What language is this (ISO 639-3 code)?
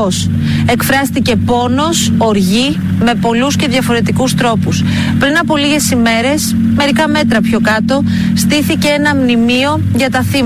ell